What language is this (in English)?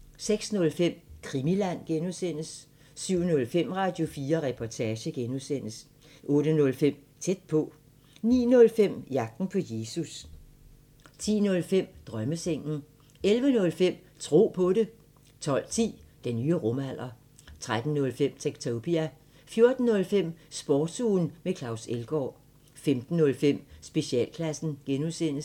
Danish